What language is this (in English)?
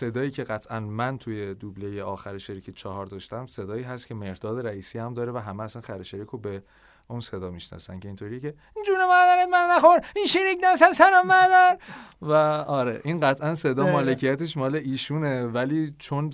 Persian